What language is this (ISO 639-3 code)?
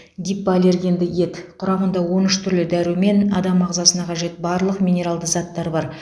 kaz